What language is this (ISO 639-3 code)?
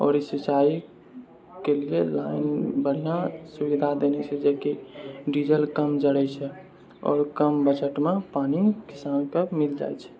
mai